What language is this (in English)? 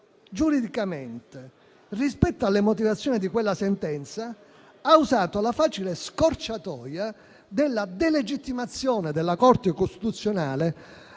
Italian